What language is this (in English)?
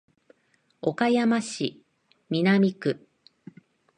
Japanese